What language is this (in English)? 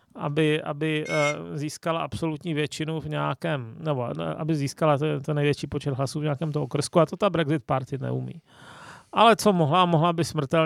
Czech